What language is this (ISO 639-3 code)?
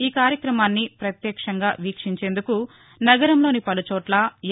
tel